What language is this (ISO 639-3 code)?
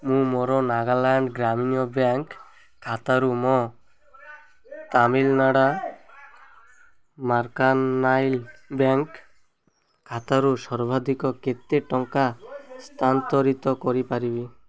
ori